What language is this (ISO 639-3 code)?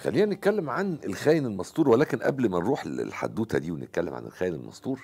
ara